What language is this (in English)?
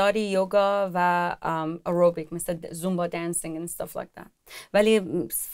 Persian